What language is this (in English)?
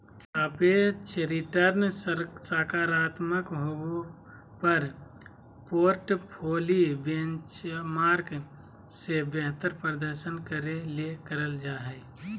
Magahi